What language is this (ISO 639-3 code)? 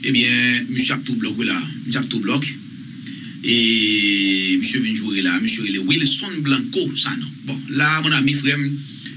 fra